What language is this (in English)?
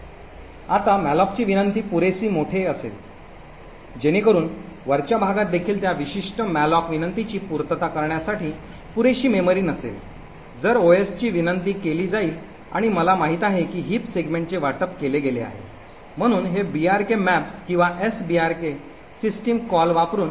Marathi